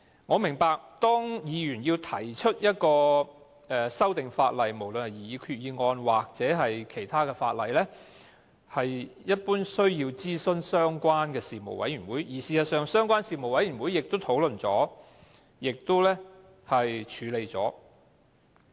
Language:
Cantonese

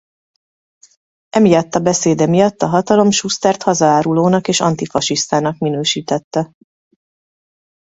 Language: Hungarian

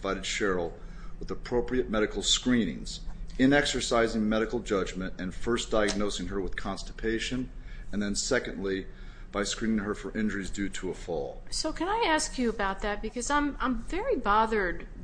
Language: English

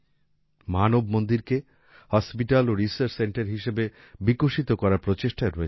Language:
Bangla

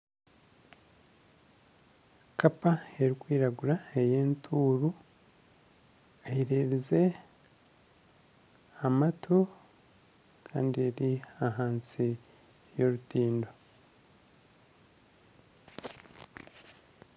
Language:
Nyankole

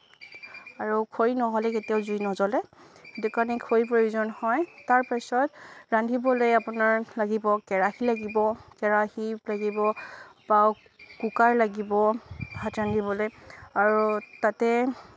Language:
Assamese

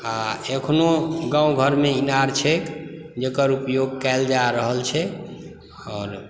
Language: Maithili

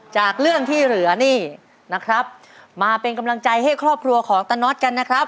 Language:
Thai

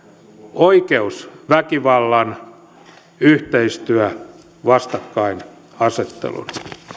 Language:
Finnish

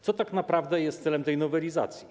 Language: Polish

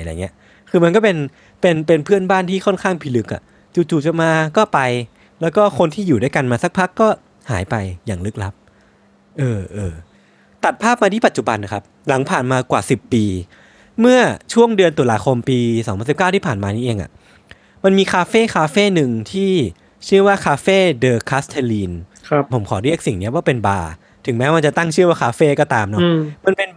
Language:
Thai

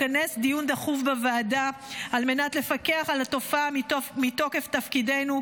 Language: Hebrew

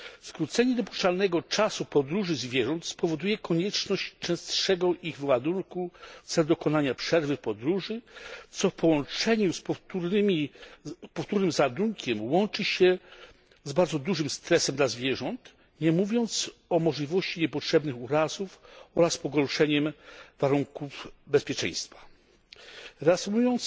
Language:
Polish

